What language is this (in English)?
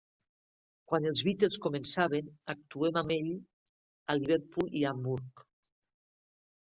Catalan